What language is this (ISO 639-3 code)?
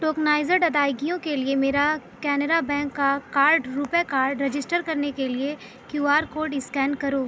urd